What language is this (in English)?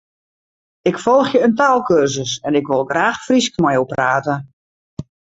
Western Frisian